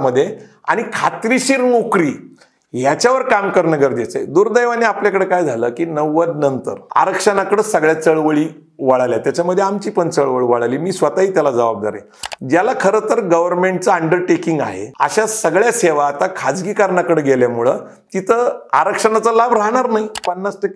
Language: Marathi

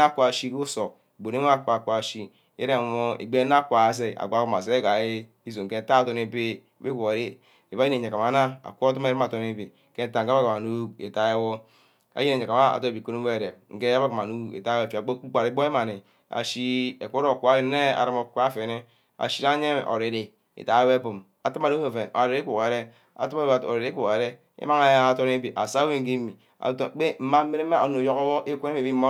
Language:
Ubaghara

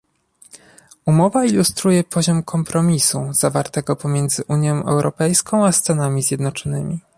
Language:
Polish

